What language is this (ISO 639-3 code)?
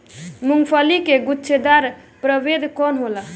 bho